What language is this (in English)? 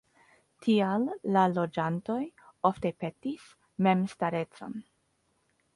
Esperanto